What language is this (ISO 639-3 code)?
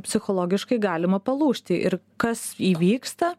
lit